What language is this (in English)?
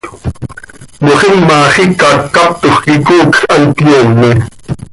Seri